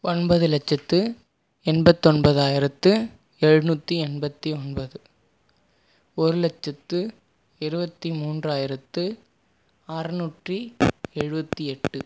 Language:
Tamil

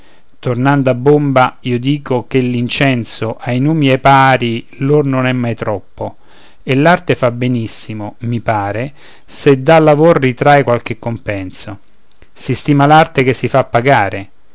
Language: Italian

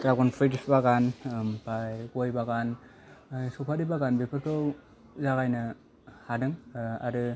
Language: Bodo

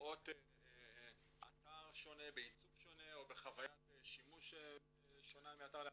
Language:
Hebrew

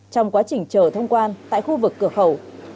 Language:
Vietnamese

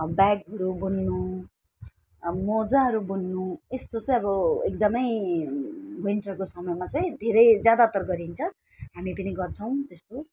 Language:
Nepali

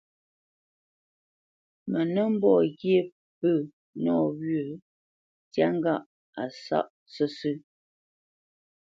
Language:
Bamenyam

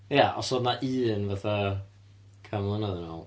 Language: Welsh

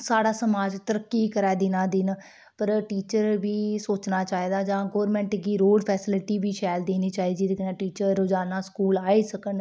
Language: Dogri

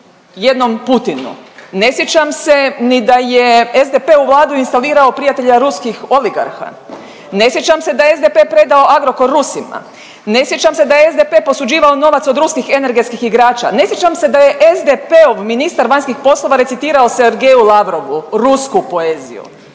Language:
Croatian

